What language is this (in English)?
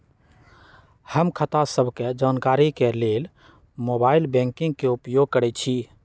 Magahi